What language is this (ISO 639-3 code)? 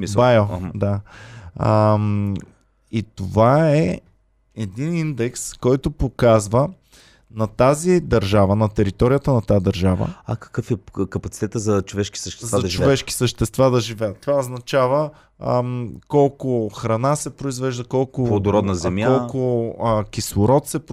bul